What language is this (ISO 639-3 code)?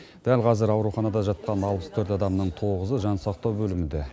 kaz